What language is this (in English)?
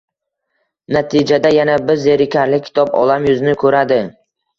Uzbek